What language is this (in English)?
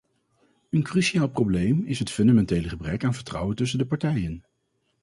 Dutch